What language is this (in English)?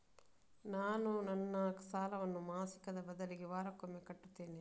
Kannada